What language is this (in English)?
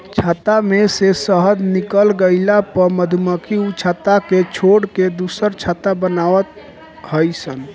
Bhojpuri